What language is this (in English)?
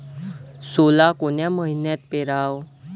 Marathi